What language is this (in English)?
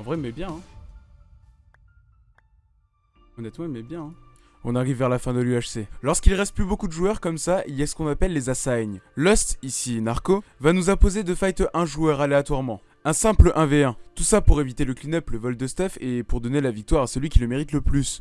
French